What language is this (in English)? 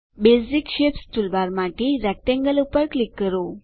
Gujarati